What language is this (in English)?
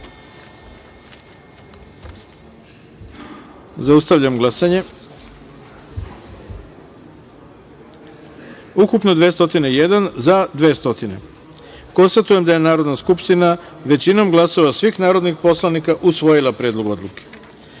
Serbian